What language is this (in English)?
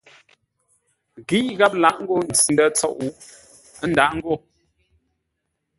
Ngombale